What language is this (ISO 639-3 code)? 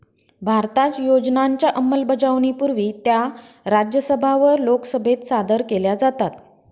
mar